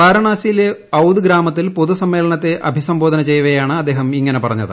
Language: Malayalam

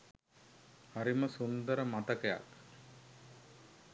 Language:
Sinhala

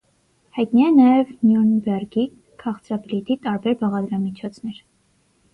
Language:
Armenian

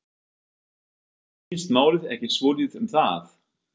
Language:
Icelandic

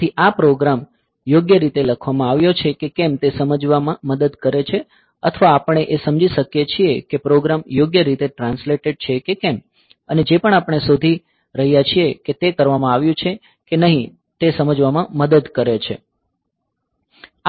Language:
Gujarati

